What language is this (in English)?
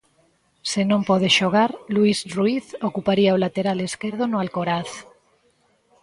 Galician